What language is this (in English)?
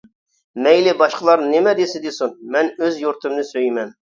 Uyghur